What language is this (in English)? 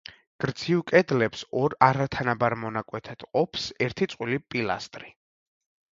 Georgian